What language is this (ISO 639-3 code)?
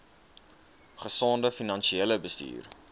afr